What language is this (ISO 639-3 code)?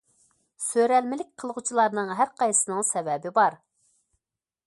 uig